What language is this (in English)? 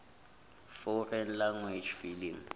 Zulu